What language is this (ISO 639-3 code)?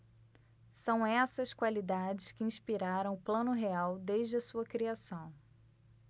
por